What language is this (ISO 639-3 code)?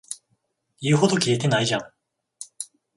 jpn